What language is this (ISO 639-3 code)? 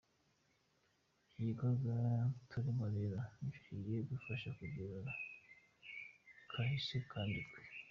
kin